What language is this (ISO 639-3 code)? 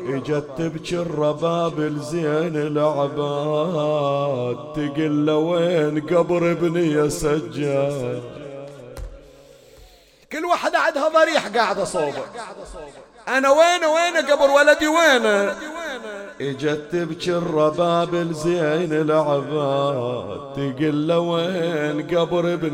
ara